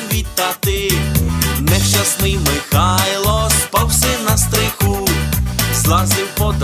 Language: Ukrainian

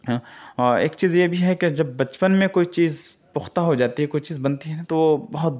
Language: Urdu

